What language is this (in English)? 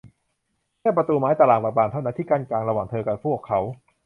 Thai